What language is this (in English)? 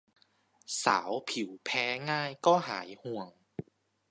Thai